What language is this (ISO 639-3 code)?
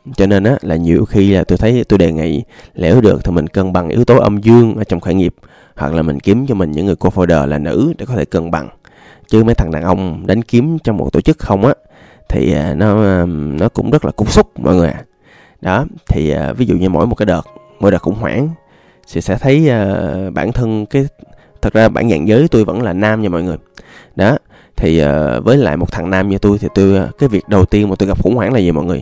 vie